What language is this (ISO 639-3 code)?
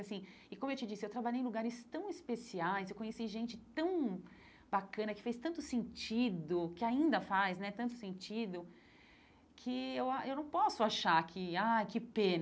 por